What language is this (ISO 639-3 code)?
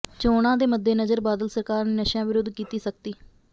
pan